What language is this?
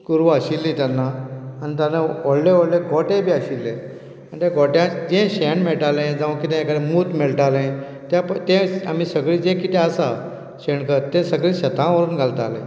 Konkani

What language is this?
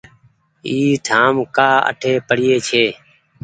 Goaria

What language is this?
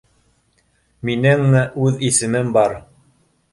Bashkir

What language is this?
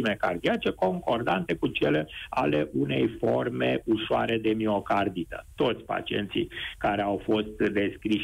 Romanian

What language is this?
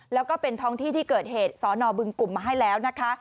Thai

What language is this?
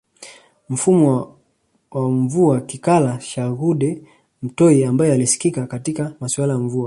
Swahili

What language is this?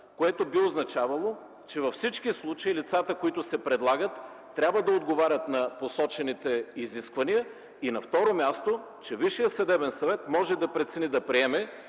Bulgarian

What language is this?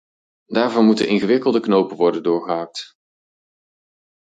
Dutch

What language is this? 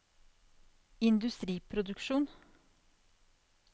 Norwegian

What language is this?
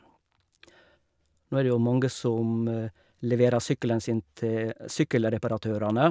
Norwegian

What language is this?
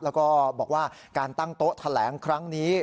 Thai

